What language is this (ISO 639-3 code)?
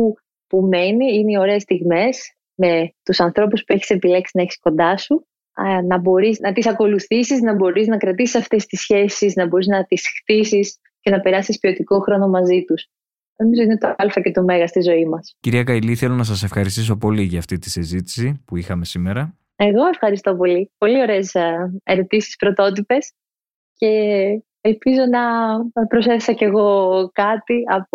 ell